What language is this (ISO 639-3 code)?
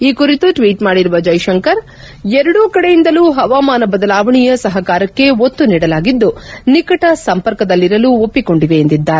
kan